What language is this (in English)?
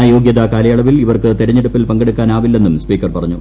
Malayalam